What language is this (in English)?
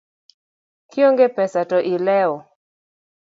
Luo (Kenya and Tanzania)